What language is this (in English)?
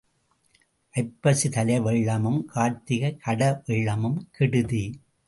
Tamil